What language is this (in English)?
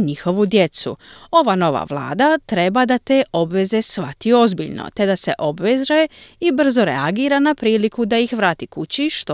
Croatian